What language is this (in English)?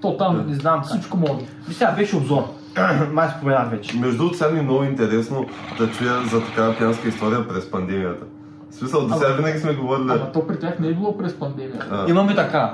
Bulgarian